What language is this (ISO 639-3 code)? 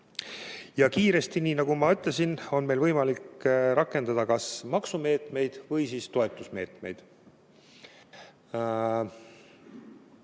est